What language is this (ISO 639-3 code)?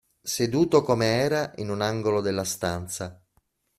ita